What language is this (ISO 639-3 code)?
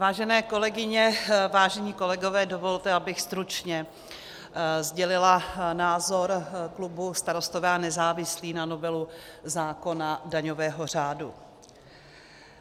ces